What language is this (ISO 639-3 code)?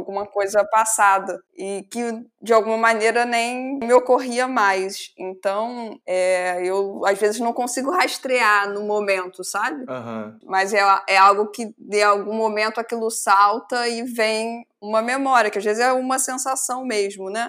por